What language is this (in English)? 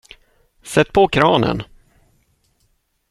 Swedish